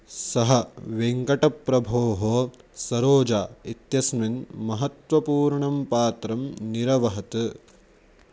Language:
Sanskrit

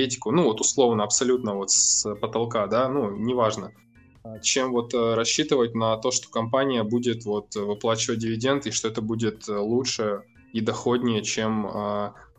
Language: Russian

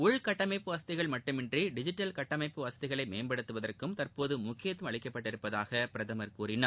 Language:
Tamil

